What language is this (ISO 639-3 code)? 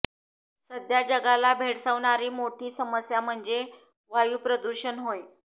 mar